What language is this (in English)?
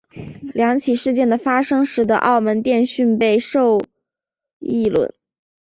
Chinese